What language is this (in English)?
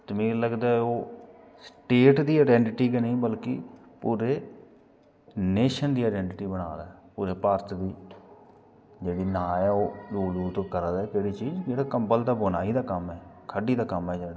Dogri